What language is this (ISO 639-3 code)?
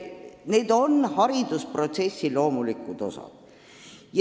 est